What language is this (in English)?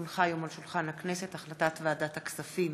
Hebrew